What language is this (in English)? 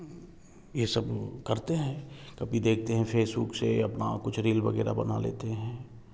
Hindi